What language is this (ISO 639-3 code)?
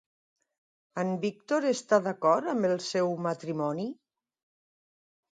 cat